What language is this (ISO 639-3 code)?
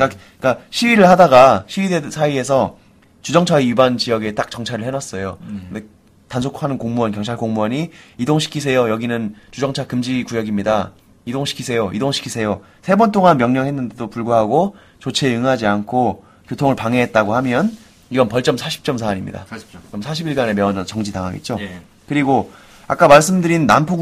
kor